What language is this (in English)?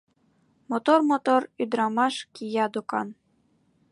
Mari